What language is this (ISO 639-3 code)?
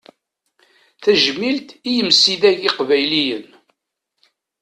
kab